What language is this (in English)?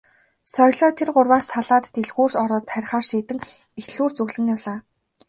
Mongolian